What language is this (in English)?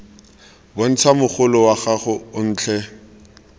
Tswana